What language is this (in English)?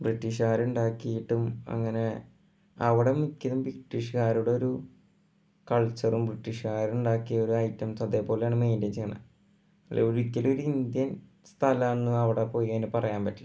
Malayalam